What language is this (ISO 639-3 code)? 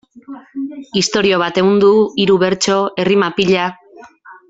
eus